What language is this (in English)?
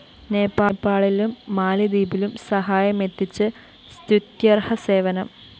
Malayalam